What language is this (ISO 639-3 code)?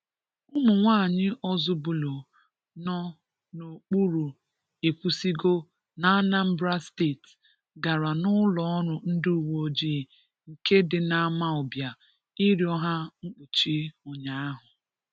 ibo